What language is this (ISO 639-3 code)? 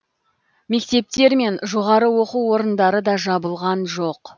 kaz